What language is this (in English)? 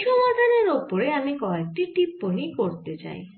Bangla